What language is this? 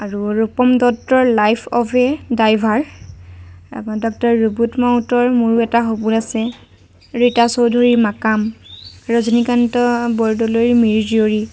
Assamese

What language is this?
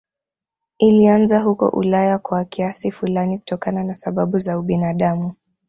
Swahili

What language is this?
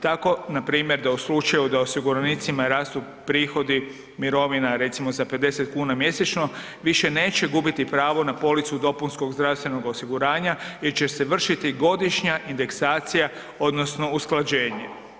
Croatian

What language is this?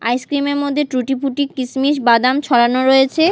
Bangla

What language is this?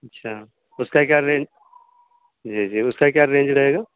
Urdu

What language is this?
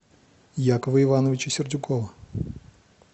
Russian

